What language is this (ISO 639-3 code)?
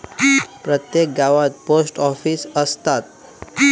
mar